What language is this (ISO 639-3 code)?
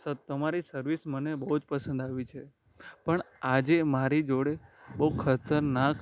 guj